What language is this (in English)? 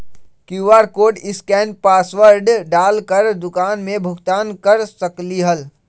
Magahi